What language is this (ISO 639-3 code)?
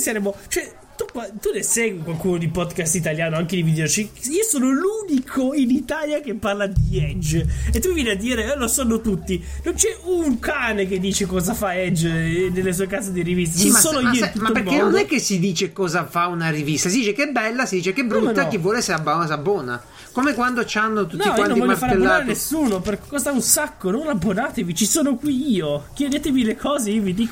ita